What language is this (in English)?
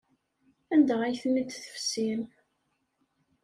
Kabyle